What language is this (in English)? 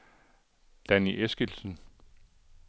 Danish